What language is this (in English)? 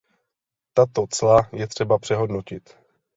Czech